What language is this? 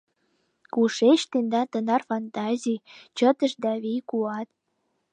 Mari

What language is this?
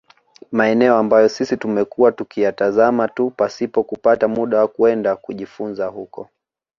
Swahili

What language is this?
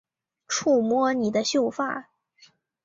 Chinese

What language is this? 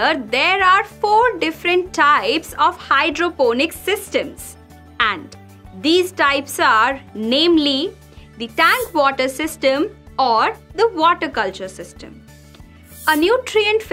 English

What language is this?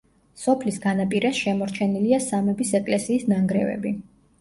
Georgian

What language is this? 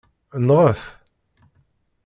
Kabyle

